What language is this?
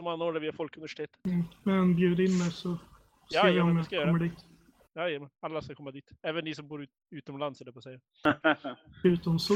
Swedish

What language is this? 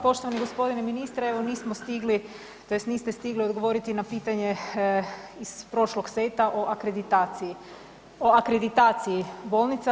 Croatian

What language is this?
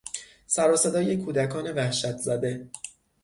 Persian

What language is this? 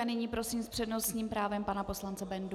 Czech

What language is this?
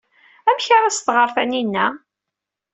Kabyle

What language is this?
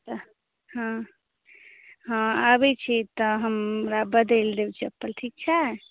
Maithili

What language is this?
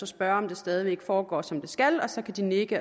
Danish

